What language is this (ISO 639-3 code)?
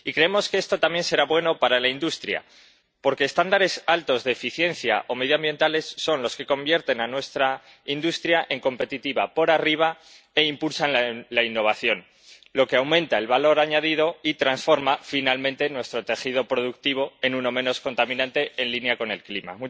spa